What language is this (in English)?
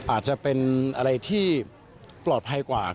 Thai